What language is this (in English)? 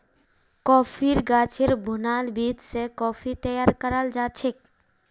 Magahi